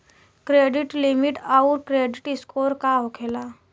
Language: Bhojpuri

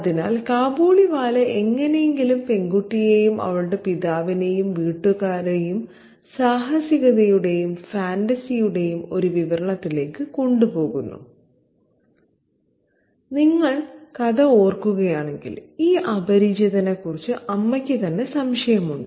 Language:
Malayalam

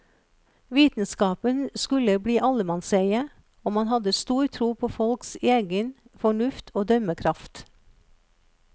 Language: Norwegian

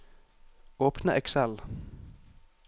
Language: Norwegian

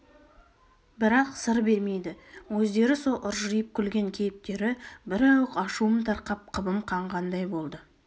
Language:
Kazakh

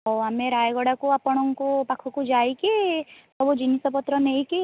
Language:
Odia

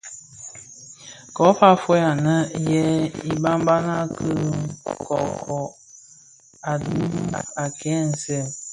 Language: Bafia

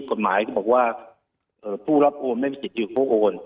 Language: Thai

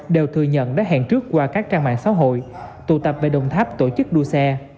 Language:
Vietnamese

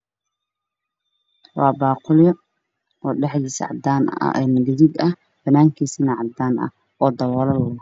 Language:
Somali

